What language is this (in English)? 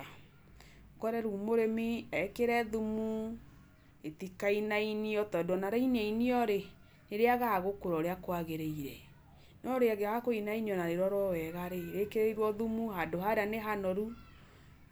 Kikuyu